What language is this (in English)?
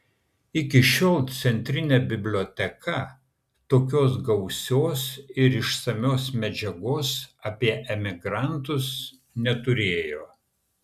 Lithuanian